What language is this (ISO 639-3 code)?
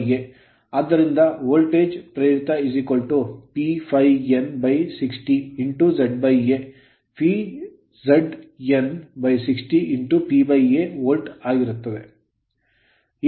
kan